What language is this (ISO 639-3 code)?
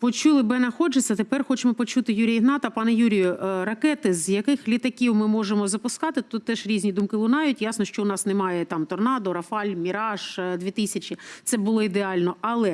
ukr